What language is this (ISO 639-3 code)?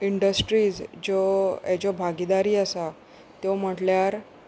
kok